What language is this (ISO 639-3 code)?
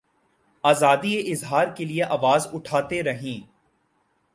urd